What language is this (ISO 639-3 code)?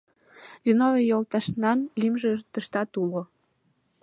chm